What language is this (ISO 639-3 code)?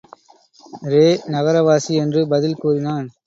tam